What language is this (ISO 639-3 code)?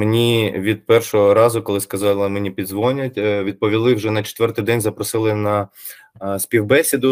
ukr